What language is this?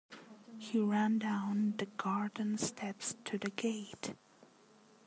English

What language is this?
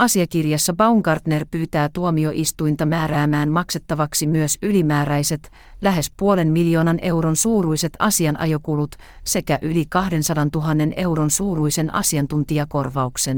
Finnish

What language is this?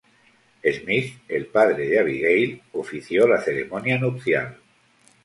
Spanish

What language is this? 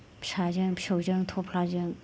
Bodo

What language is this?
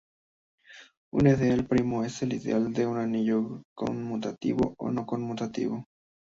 Spanish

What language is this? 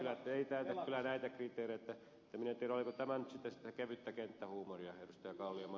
Finnish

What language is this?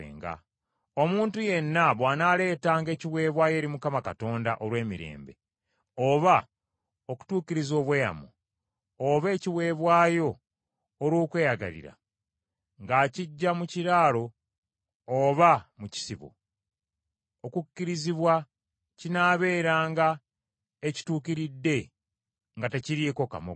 Ganda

